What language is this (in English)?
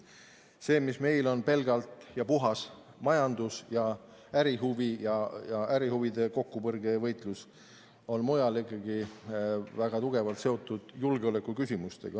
Estonian